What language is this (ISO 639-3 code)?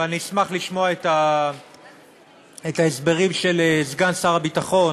heb